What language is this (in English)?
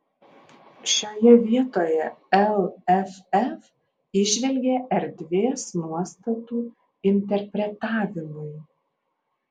Lithuanian